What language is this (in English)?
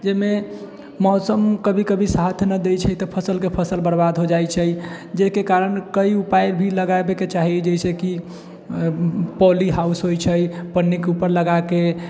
Maithili